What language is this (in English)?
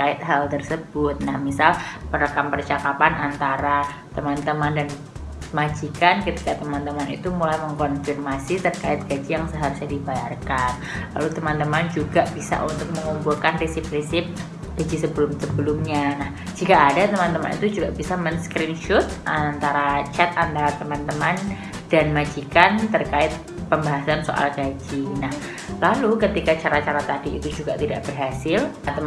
Indonesian